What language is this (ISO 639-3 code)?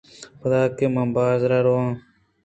bgp